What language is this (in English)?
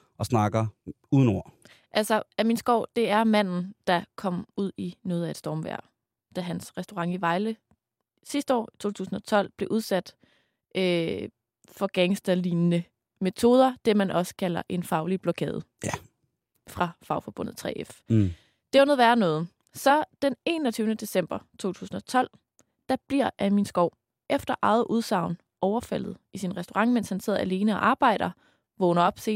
Danish